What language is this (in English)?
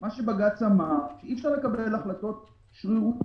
Hebrew